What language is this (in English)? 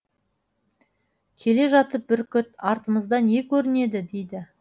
Kazakh